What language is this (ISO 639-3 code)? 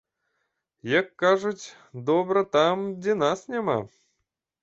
bel